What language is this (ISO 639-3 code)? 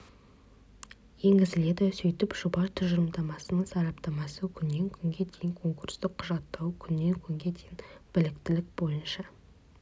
kaz